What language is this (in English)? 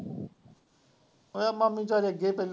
Punjabi